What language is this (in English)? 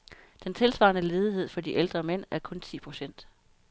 Danish